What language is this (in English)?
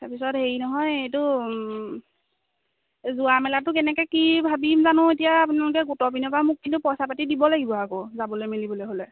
Assamese